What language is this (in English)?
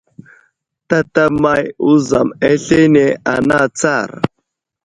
Wuzlam